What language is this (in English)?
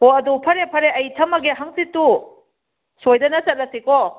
Manipuri